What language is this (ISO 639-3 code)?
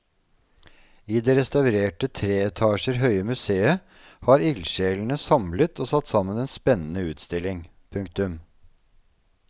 nor